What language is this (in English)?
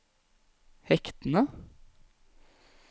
Norwegian